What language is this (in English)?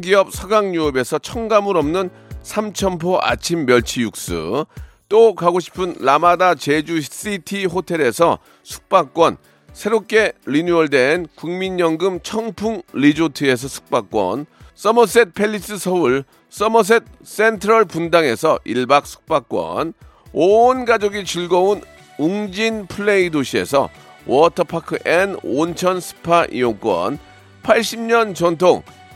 Korean